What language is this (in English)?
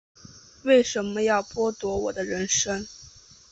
Chinese